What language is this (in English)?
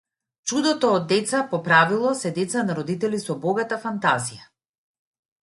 Macedonian